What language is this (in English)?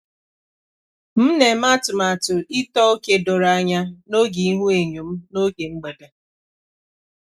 Igbo